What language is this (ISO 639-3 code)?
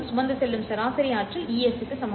tam